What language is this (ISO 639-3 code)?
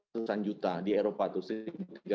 ind